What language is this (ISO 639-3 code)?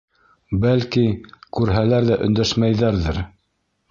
bak